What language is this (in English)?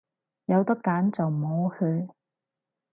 Cantonese